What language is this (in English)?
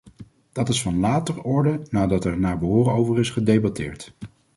Dutch